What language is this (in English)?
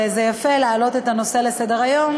Hebrew